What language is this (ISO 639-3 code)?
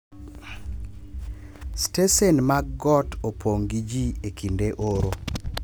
luo